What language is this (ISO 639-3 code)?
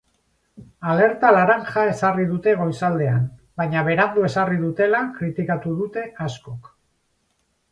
eus